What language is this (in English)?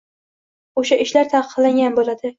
Uzbek